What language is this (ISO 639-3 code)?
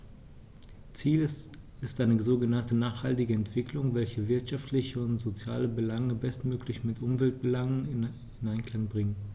deu